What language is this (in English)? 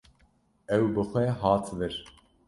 Kurdish